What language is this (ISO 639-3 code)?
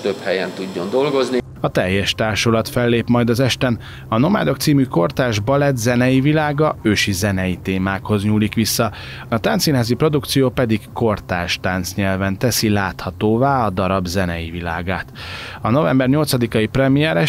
hun